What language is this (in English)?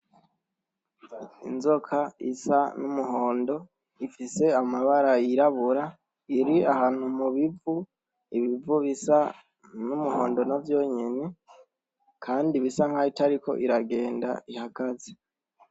Rundi